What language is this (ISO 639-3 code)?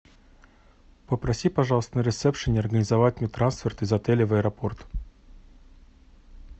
rus